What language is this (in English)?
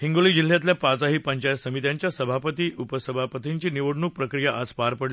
Marathi